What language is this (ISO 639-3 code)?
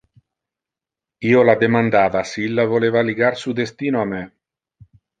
ina